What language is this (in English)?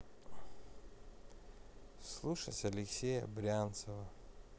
Russian